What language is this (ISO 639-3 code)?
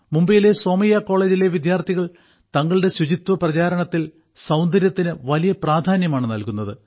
mal